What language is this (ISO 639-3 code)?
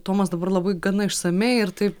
lit